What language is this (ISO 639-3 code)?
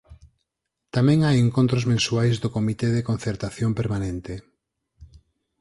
glg